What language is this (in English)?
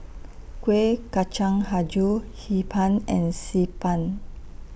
English